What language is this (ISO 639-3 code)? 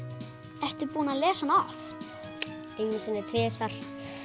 isl